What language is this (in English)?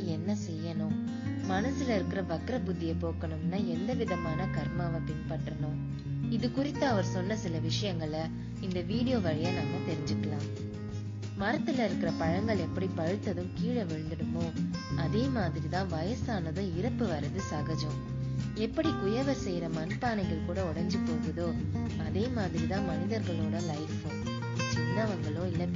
Tamil